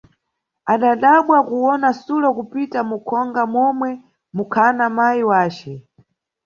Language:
Nyungwe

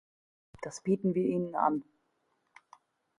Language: German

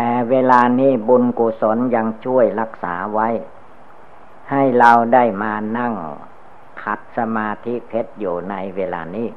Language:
Thai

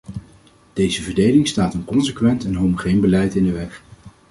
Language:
Dutch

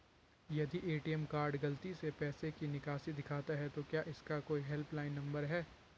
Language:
Hindi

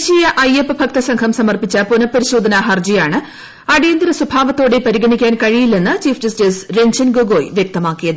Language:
Malayalam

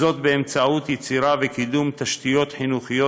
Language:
Hebrew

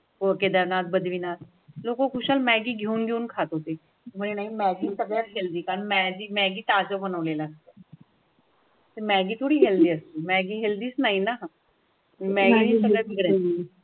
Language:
Marathi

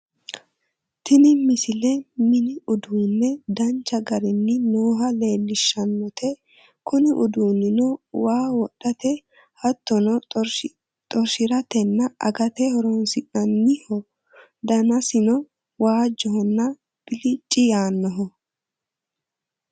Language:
Sidamo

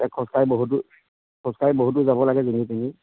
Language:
Assamese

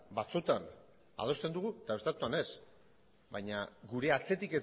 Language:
Basque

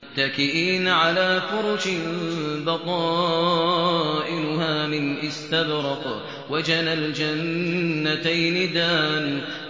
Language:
Arabic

